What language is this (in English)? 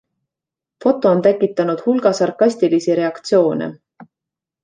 Estonian